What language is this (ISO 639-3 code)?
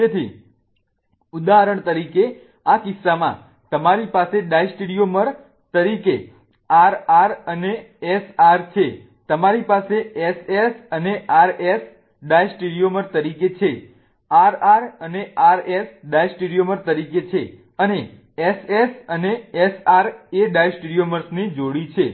guj